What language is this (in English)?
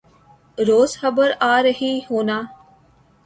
Urdu